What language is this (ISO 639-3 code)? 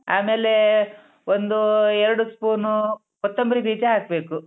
kan